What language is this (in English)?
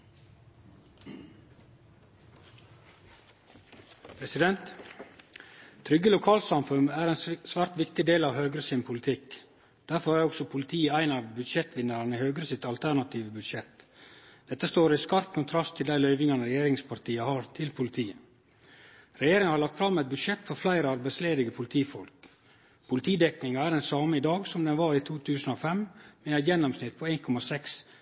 Norwegian Nynorsk